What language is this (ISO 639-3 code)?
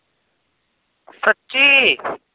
pan